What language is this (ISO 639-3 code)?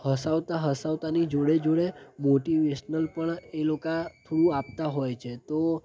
guj